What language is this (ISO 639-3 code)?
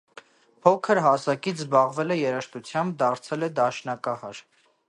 hye